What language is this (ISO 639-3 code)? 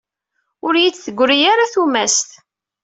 kab